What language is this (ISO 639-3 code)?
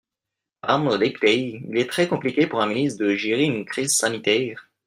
fra